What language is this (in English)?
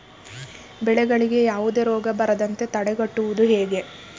Kannada